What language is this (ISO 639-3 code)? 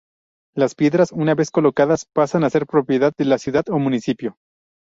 spa